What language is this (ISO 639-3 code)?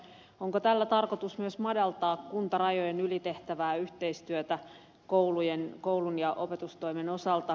fin